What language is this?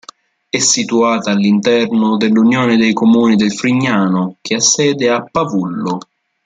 Italian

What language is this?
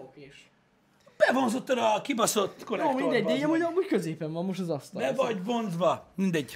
Hungarian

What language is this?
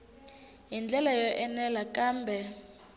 Tsonga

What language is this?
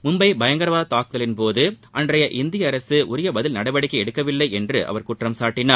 Tamil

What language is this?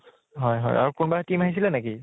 Assamese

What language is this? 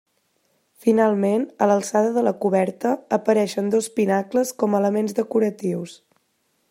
Catalan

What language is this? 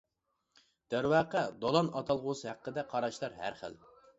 Uyghur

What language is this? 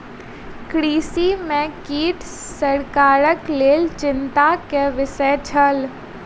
Maithili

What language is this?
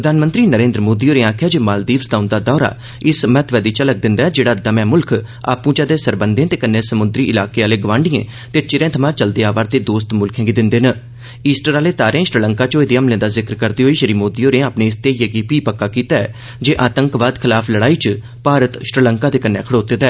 Dogri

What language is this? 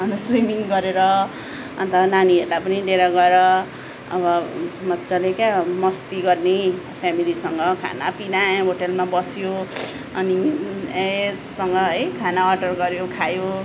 Nepali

